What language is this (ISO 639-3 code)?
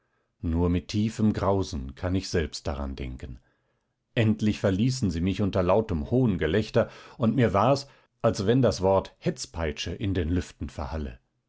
deu